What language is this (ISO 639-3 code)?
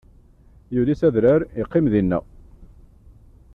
kab